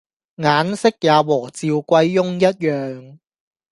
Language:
Cantonese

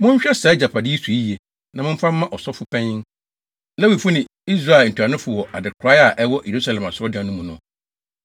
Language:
Akan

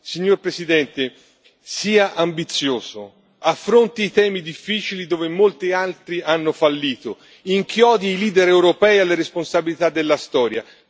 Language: Italian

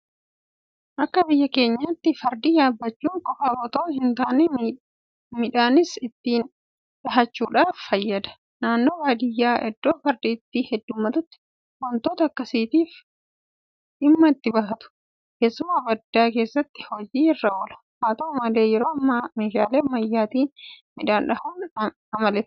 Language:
Oromo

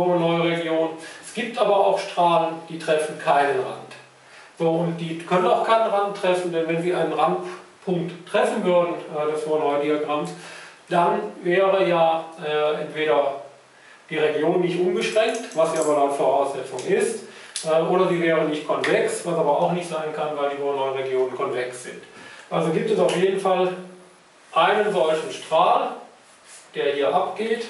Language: German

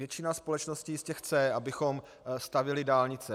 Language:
Czech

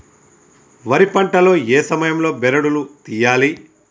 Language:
Telugu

